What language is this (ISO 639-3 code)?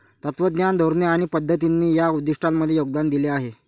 mar